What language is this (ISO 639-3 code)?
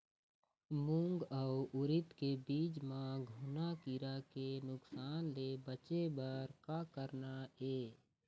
hne